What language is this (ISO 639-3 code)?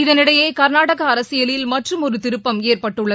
tam